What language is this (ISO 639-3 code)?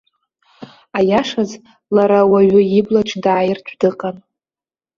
abk